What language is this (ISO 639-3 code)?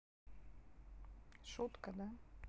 rus